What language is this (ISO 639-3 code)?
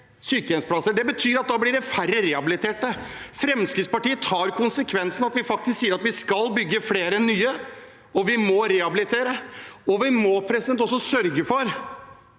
nor